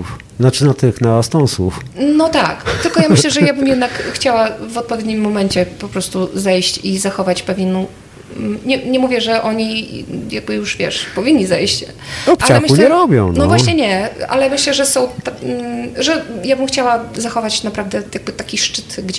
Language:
Polish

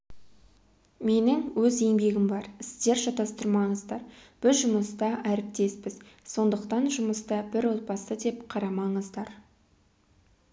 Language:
Kazakh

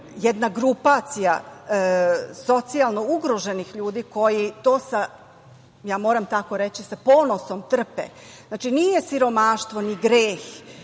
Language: Serbian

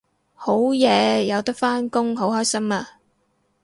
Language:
Cantonese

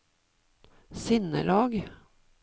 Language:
Norwegian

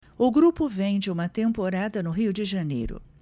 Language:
Portuguese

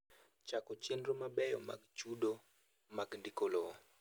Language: Luo (Kenya and Tanzania)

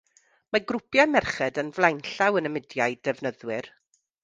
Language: Welsh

